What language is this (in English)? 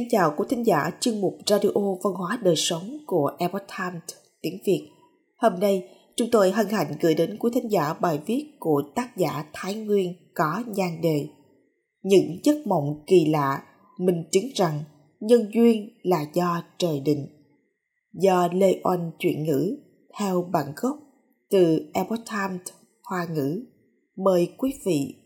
Vietnamese